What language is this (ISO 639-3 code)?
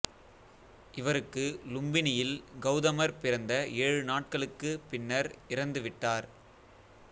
tam